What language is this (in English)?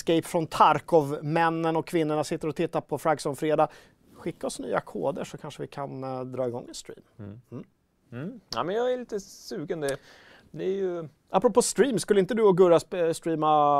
Swedish